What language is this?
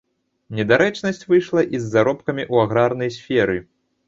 Belarusian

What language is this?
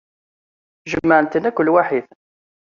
Kabyle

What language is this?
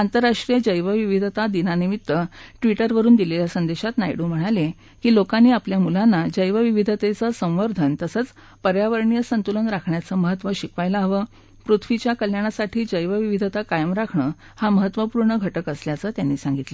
Marathi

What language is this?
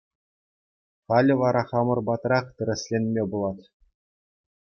Chuvash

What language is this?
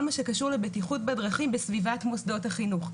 Hebrew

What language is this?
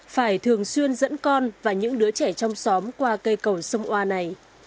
Vietnamese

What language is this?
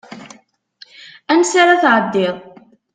Kabyle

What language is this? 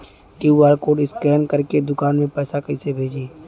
Bhojpuri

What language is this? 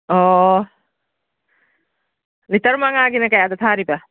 Manipuri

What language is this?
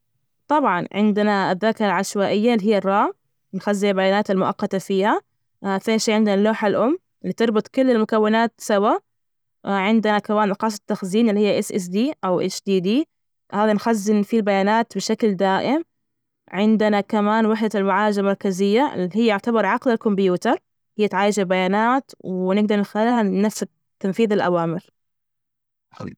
Najdi Arabic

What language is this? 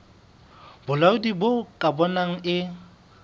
Southern Sotho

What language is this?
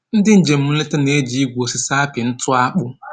Igbo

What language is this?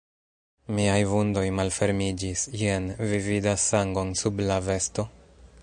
Esperanto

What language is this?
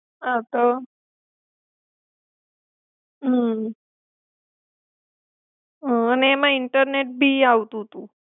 Gujarati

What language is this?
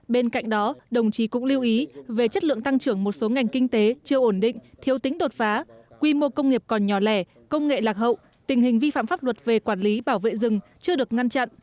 Vietnamese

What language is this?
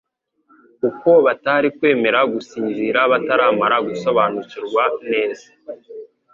Kinyarwanda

